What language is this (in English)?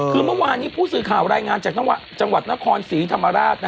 Thai